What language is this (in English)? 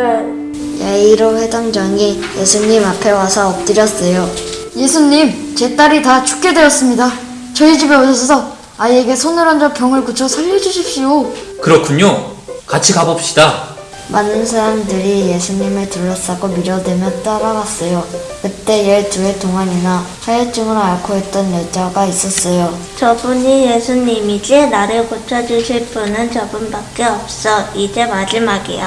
Korean